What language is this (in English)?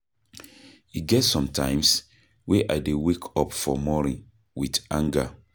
Nigerian Pidgin